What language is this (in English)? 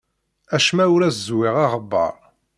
Kabyle